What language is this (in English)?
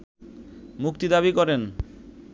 Bangla